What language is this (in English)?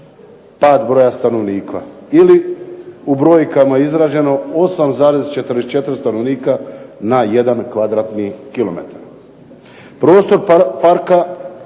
Croatian